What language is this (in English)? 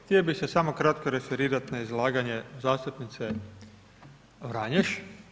Croatian